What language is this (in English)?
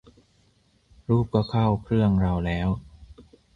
Thai